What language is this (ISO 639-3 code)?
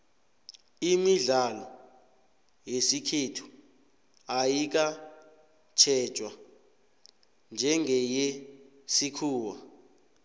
nbl